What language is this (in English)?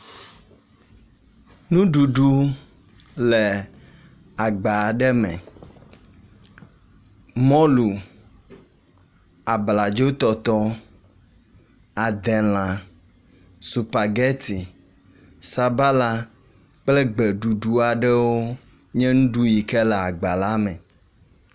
Ewe